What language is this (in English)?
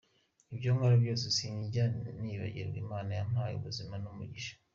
Kinyarwanda